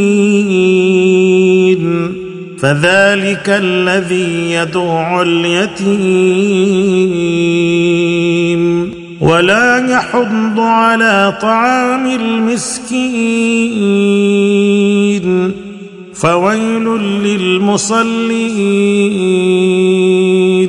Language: Arabic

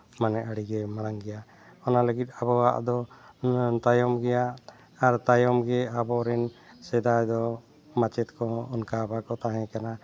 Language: Santali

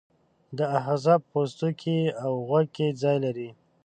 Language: Pashto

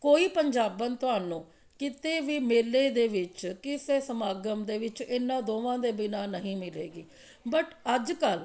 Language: Punjabi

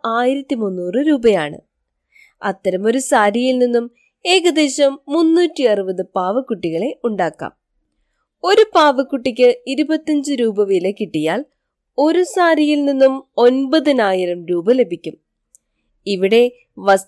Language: Malayalam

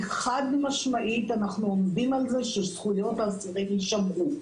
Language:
Hebrew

